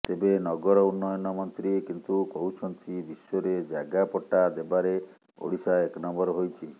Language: Odia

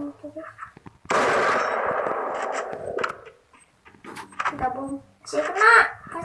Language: Indonesian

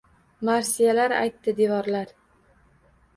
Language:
Uzbek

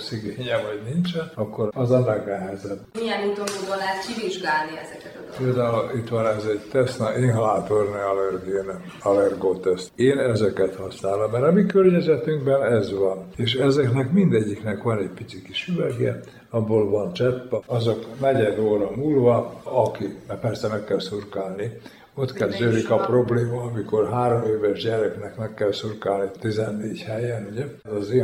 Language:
Hungarian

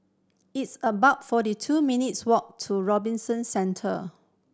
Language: English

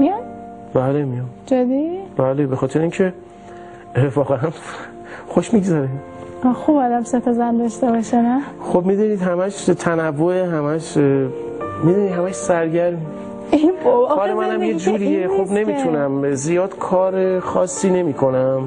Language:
Persian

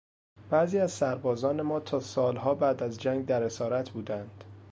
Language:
Persian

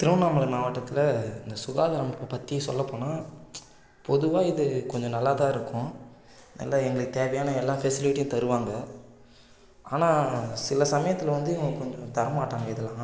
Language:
Tamil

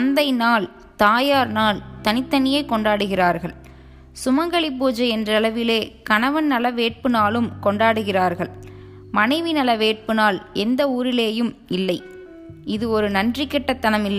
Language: Tamil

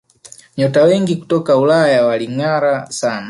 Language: Swahili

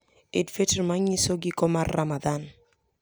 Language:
Luo (Kenya and Tanzania)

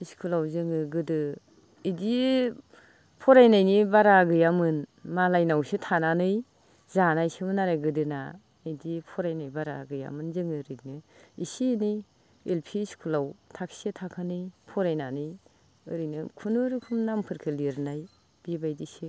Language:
Bodo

